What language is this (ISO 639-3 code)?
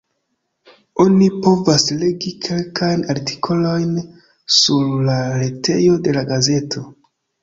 epo